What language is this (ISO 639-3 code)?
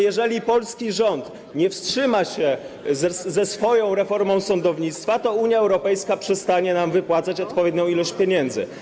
pol